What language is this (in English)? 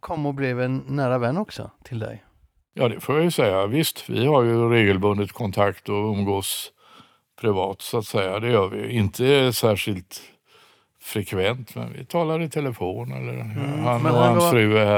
Swedish